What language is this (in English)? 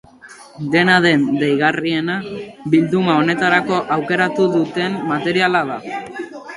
Basque